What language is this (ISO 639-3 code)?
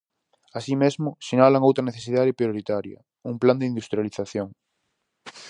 glg